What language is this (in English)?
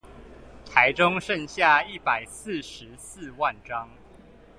Chinese